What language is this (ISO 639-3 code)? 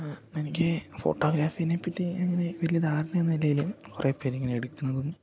mal